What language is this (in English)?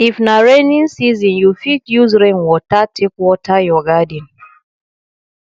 Nigerian Pidgin